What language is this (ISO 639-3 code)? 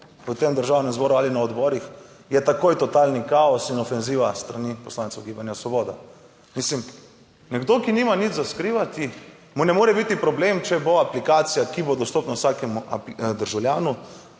slv